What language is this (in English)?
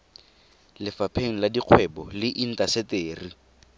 Tswana